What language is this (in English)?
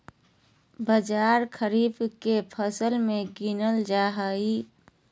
Magahi